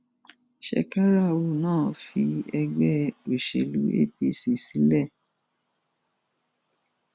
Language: Yoruba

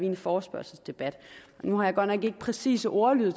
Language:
Danish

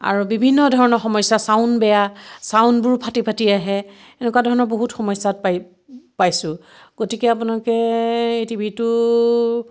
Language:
Assamese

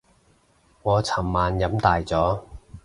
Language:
Cantonese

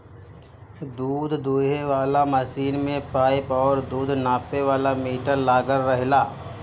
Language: Bhojpuri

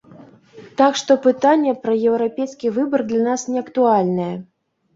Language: Belarusian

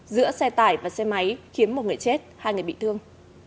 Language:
Vietnamese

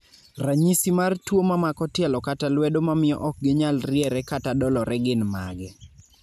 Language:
Luo (Kenya and Tanzania)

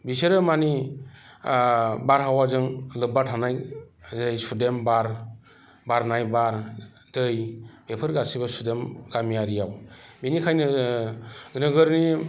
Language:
Bodo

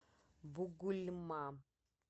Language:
Russian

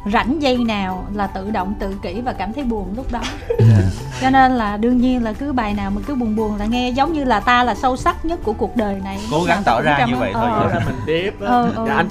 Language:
Vietnamese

